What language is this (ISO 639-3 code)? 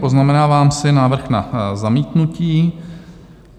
ces